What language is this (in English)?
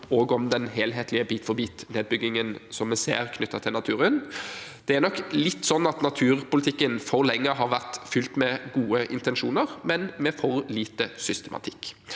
Norwegian